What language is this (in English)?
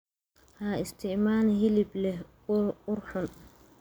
Somali